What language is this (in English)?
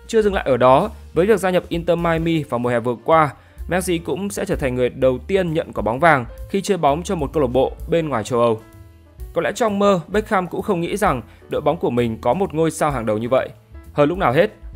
Vietnamese